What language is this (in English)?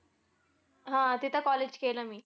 Marathi